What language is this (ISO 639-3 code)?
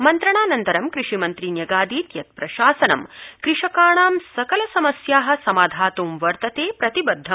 san